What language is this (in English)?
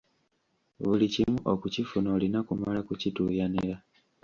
Ganda